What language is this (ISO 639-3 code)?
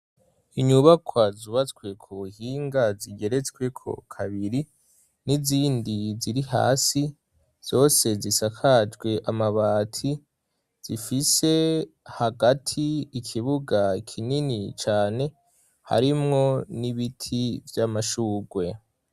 run